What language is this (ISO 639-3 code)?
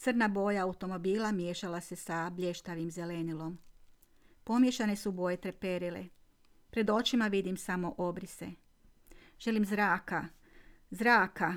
hrv